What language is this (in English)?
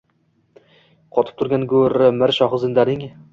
Uzbek